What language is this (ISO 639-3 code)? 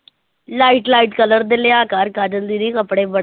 pan